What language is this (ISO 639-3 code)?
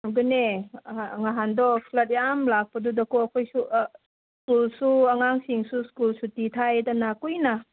mni